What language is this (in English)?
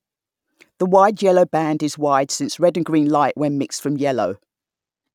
English